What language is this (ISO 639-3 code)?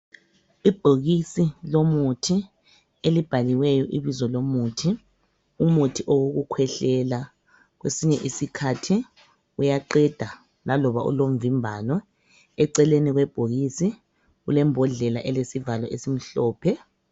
nde